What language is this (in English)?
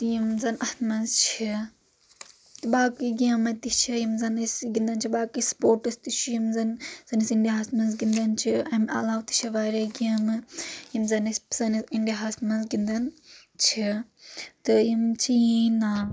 Kashmiri